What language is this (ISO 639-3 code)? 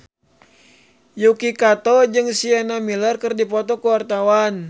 sun